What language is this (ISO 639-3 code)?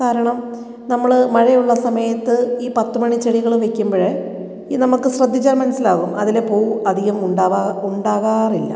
mal